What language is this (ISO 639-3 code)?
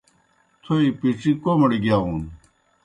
plk